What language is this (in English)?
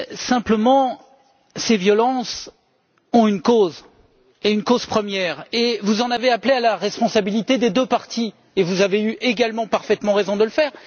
French